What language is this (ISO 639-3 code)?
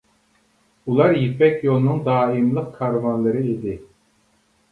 uig